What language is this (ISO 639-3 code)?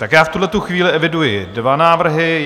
ces